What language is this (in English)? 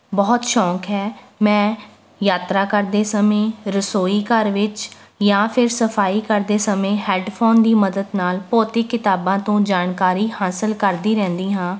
Punjabi